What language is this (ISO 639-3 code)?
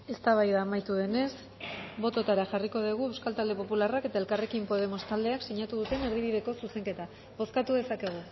eus